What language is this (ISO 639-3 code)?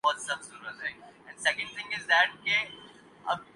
urd